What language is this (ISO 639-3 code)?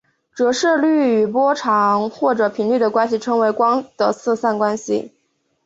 zho